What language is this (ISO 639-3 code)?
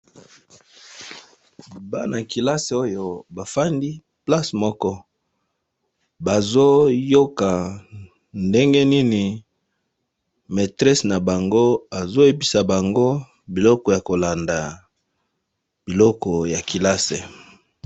lin